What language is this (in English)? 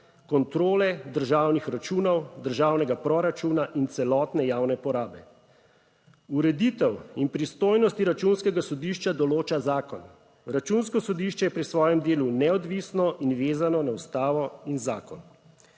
Slovenian